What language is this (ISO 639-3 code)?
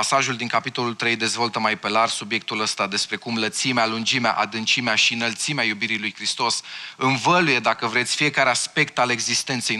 ron